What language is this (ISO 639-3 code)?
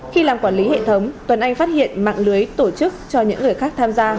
vie